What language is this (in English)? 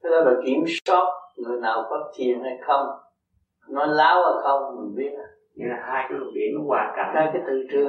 Vietnamese